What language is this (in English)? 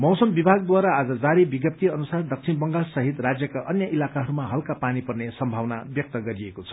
Nepali